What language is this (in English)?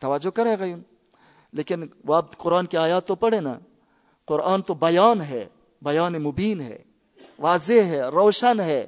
Urdu